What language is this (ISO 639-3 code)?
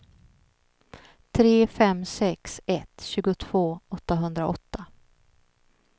swe